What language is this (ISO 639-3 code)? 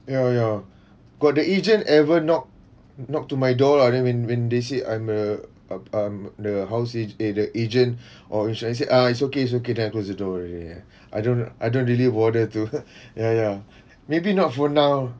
eng